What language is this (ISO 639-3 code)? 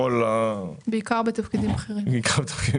heb